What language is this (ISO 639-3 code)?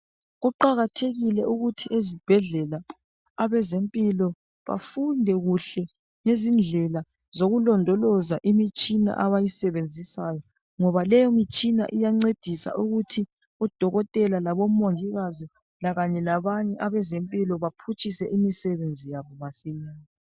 nde